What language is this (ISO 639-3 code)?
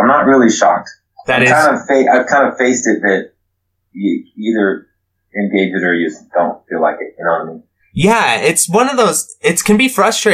eng